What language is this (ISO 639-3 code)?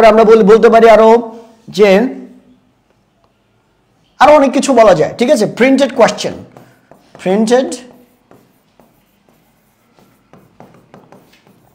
ben